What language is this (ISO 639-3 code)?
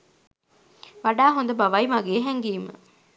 sin